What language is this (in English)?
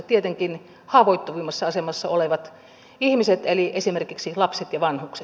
Finnish